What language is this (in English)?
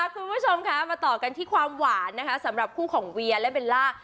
Thai